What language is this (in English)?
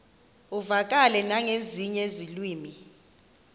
Xhosa